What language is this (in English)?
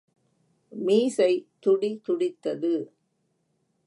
Tamil